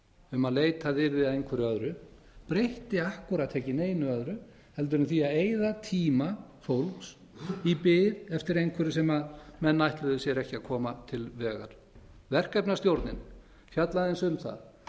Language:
Icelandic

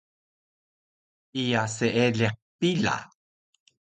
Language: Taroko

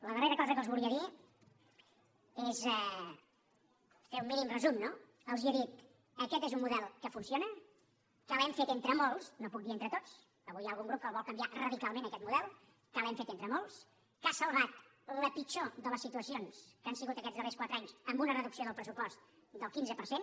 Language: Catalan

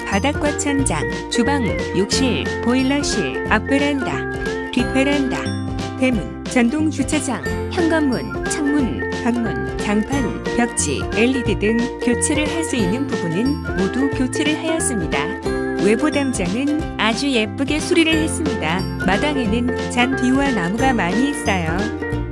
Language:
Korean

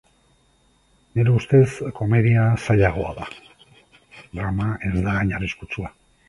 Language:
Basque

